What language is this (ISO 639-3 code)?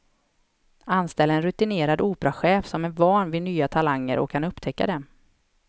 swe